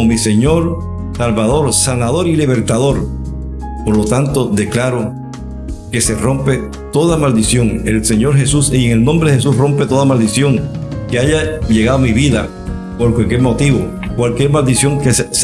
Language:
Spanish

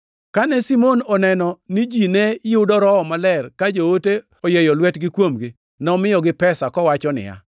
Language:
Luo (Kenya and Tanzania)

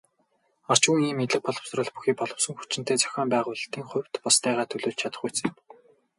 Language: Mongolian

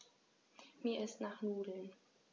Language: German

